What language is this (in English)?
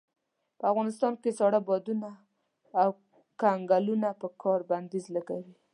Pashto